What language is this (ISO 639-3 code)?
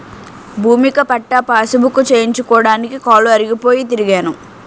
tel